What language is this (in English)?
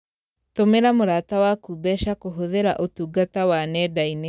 Kikuyu